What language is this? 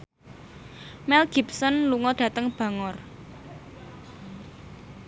Javanese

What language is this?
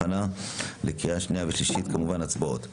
Hebrew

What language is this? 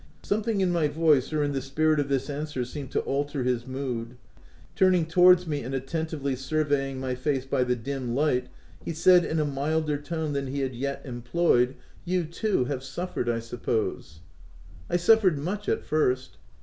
English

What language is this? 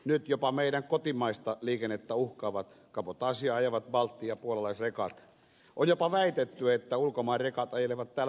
Finnish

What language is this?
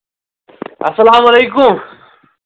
Kashmiri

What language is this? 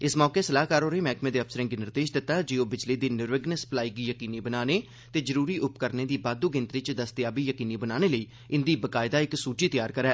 Dogri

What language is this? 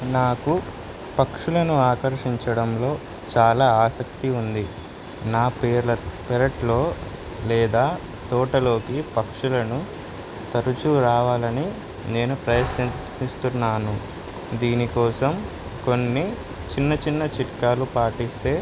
Telugu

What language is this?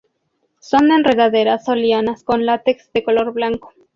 Spanish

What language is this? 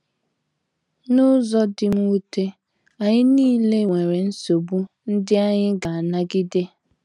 Igbo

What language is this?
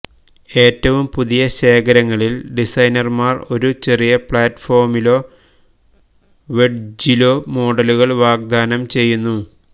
Malayalam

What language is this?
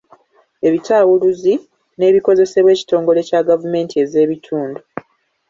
Ganda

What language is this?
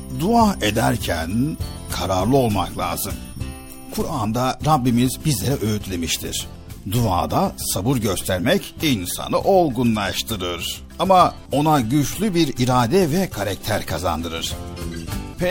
Turkish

